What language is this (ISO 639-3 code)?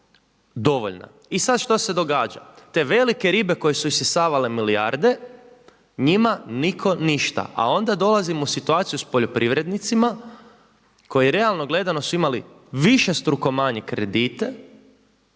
hrv